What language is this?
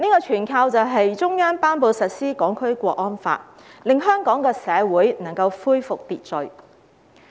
Cantonese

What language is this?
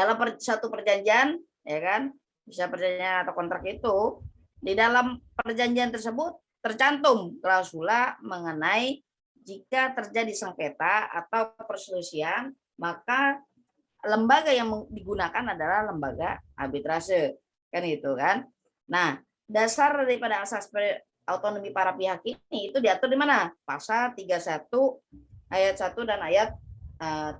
Indonesian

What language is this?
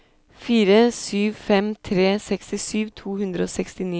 Norwegian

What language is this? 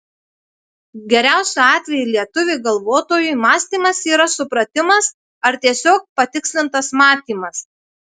Lithuanian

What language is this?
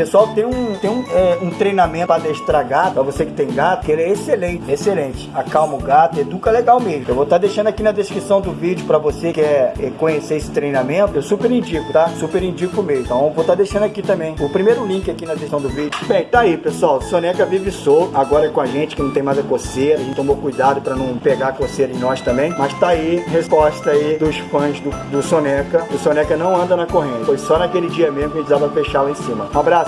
Portuguese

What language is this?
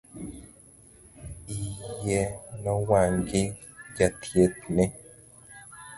Luo (Kenya and Tanzania)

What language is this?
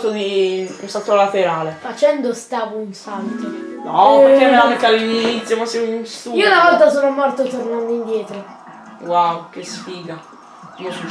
Italian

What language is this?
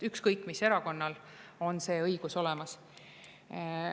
Estonian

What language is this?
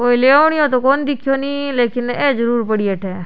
Rajasthani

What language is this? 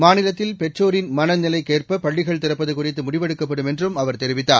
Tamil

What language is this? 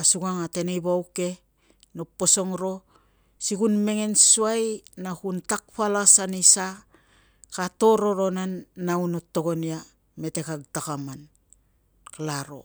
Tungag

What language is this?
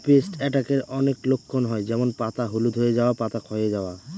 Bangla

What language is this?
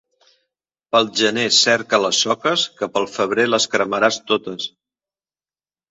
Catalan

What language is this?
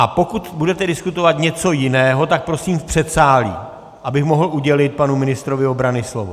Czech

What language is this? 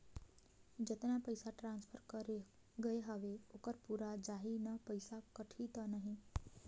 Chhattisgarhi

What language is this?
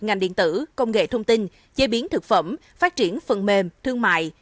Vietnamese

